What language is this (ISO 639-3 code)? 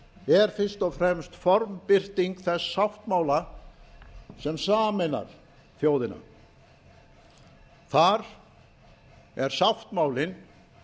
isl